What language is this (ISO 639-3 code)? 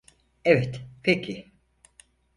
tur